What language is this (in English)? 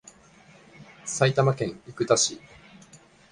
Japanese